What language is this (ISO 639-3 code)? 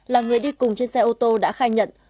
vie